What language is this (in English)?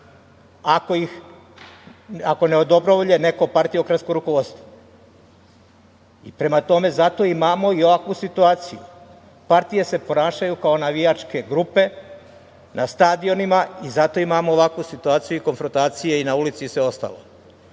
Serbian